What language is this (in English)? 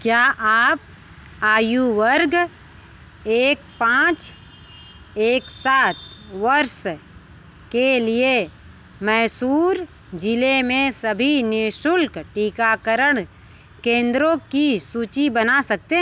Hindi